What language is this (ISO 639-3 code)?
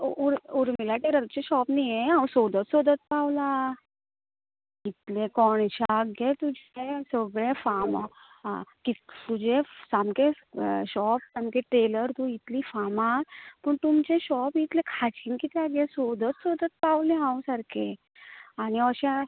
kok